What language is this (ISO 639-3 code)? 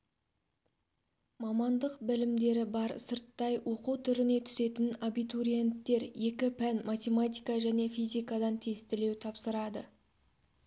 kaz